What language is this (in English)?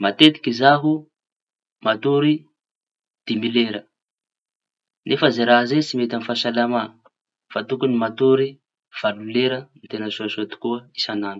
Tanosy Malagasy